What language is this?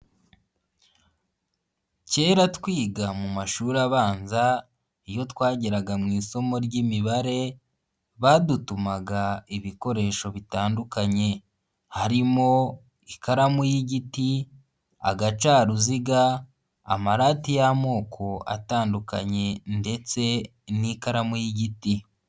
Kinyarwanda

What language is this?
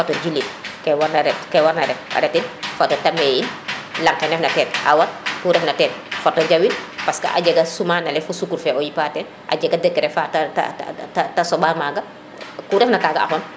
Serer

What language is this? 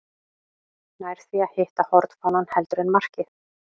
Icelandic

